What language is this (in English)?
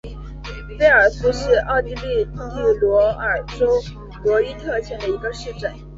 Chinese